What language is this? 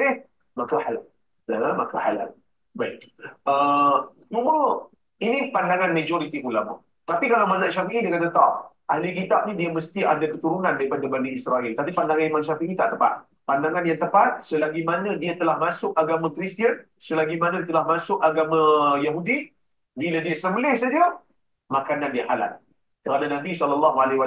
Malay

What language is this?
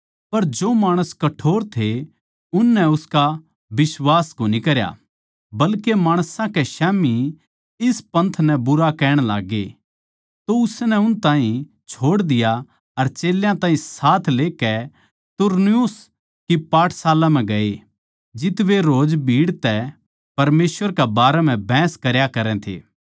Haryanvi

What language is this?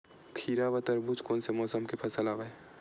Chhattisgarhi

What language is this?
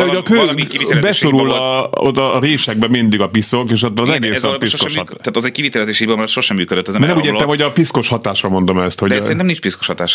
Hungarian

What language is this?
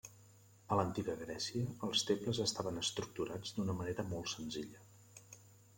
Catalan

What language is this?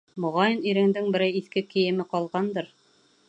Bashkir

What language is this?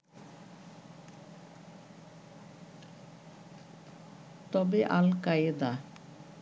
Bangla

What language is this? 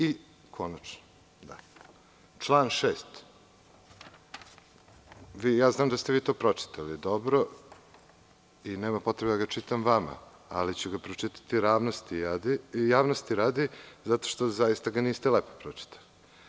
Serbian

